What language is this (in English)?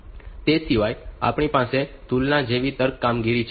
Gujarati